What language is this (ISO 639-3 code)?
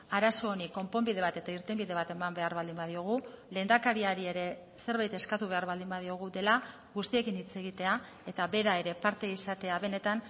eus